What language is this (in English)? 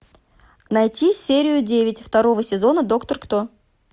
Russian